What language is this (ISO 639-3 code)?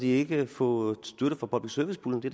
dan